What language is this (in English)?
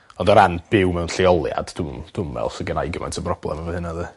Welsh